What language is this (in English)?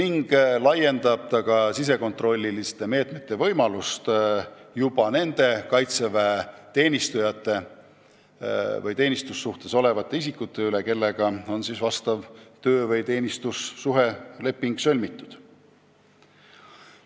Estonian